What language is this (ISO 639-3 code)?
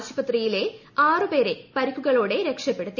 mal